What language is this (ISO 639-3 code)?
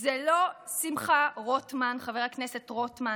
heb